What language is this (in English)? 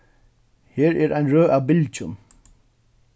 Faroese